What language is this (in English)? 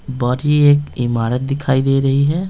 Hindi